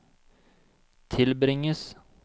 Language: Norwegian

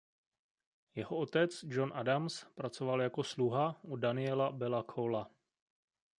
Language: Czech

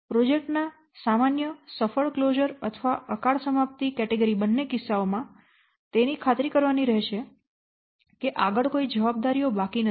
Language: Gujarati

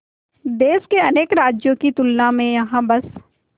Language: Hindi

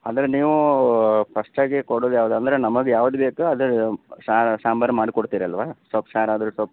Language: Kannada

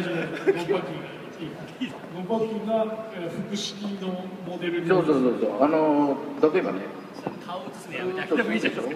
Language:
Japanese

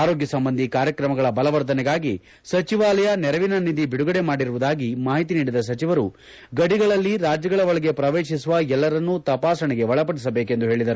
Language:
Kannada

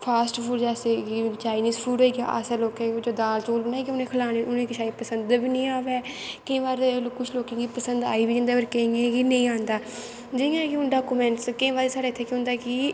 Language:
Dogri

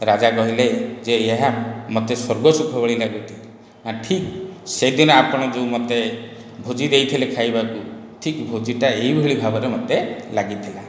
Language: Odia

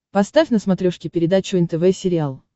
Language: Russian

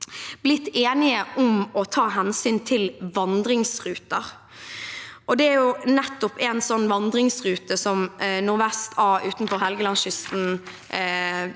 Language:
Norwegian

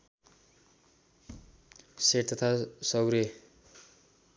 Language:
Nepali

